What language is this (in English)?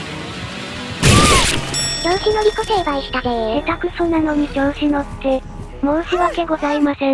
Japanese